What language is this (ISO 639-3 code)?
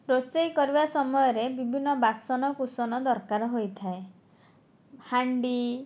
ori